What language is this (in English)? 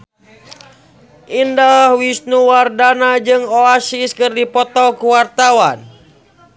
Sundanese